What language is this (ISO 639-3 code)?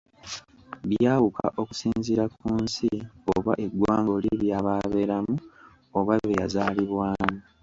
lug